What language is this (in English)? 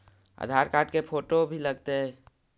Magahi